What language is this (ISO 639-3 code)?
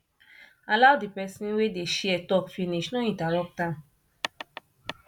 pcm